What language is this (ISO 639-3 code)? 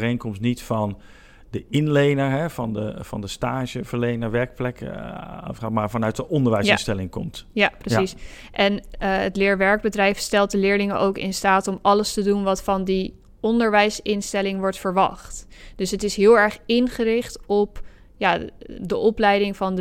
nld